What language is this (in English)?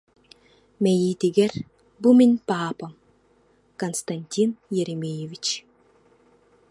Yakut